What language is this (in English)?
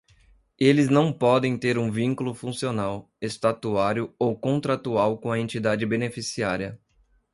Portuguese